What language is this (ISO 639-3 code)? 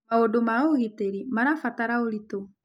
kik